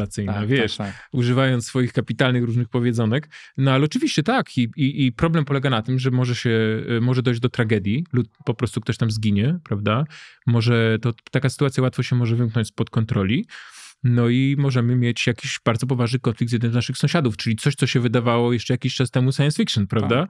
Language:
Polish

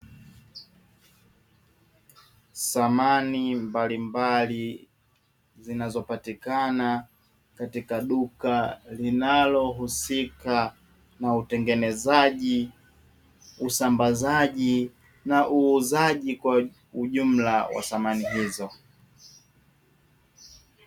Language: Swahili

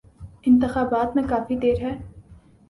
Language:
Urdu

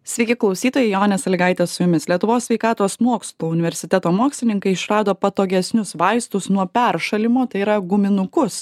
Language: Lithuanian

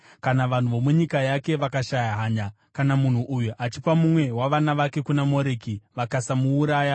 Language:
Shona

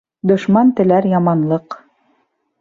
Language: Bashkir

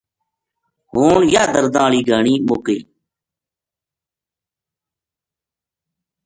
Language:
Gujari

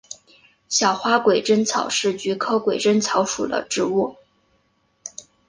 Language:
Chinese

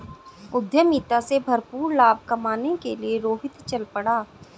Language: Hindi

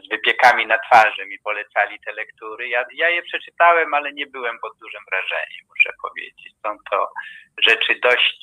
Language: Polish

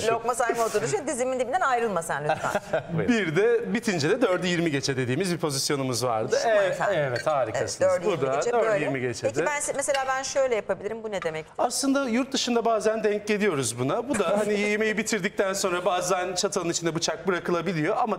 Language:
Turkish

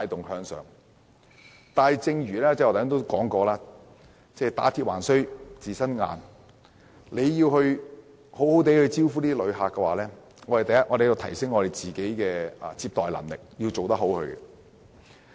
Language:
Cantonese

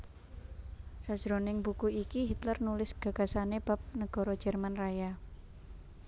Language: Javanese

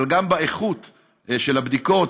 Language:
Hebrew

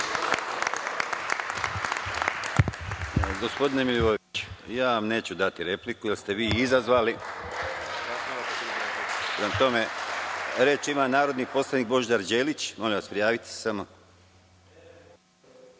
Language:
Serbian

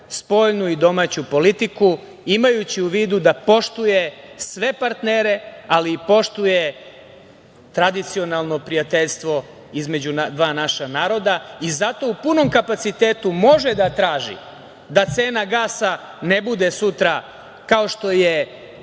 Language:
Serbian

